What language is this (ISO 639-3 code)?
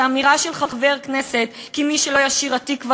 heb